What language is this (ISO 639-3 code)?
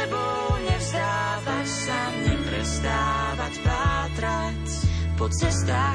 slk